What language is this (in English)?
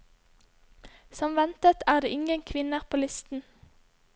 Norwegian